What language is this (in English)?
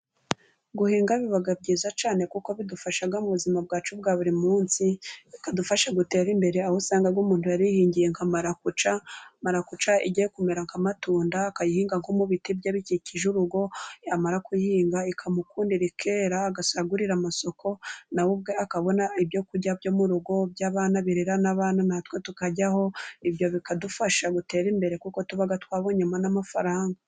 Kinyarwanda